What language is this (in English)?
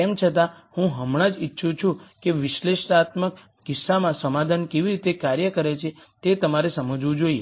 Gujarati